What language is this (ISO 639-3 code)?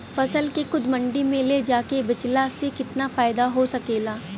bho